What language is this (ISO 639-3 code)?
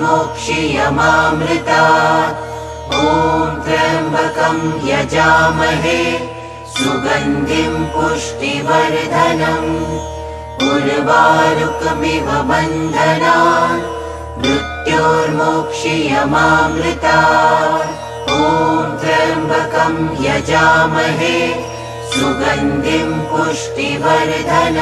ben